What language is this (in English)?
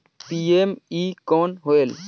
Chhattisgarhi